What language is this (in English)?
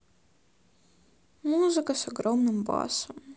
Russian